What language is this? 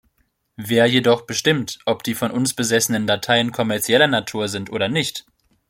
German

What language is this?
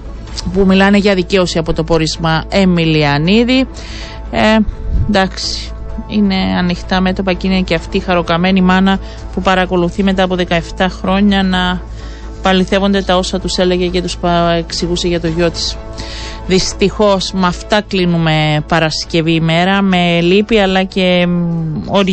Greek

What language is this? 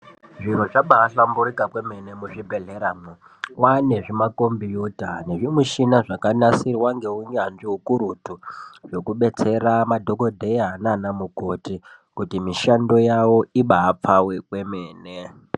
Ndau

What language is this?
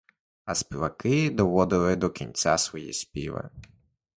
Ukrainian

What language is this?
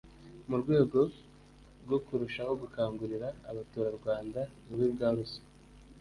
Kinyarwanda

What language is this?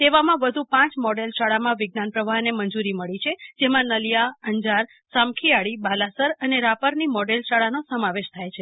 Gujarati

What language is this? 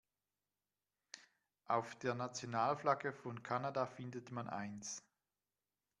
German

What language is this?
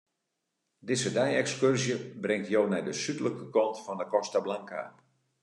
Western Frisian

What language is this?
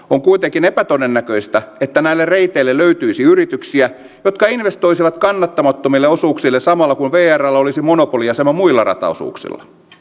Finnish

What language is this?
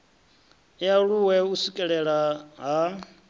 Venda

